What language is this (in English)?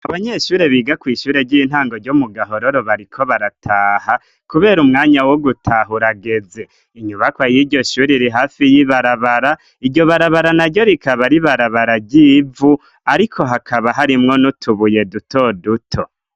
Rundi